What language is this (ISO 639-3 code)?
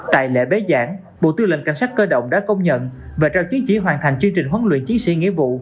vie